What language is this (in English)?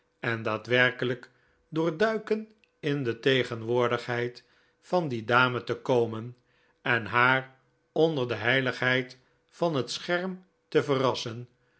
Dutch